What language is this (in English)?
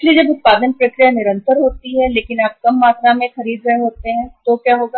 Hindi